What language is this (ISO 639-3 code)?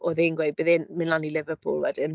cym